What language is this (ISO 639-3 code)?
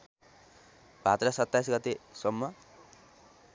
nep